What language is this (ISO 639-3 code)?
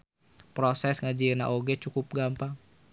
sun